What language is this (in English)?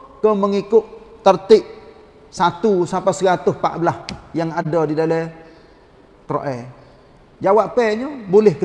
Malay